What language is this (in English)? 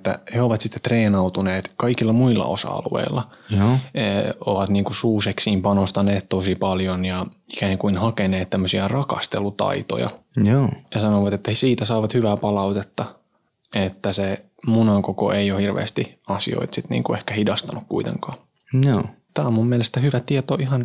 Finnish